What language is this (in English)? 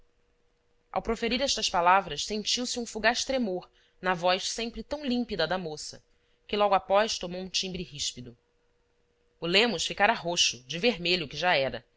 Portuguese